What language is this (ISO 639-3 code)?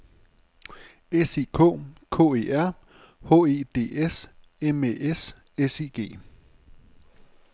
dan